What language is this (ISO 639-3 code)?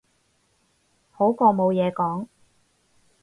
yue